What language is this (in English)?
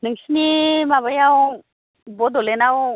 Bodo